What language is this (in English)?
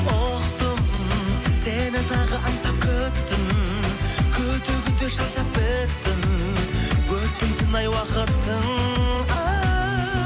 Kazakh